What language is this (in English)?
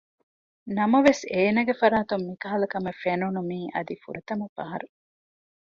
Divehi